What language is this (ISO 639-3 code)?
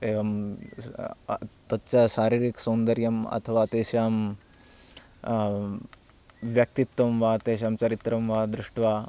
san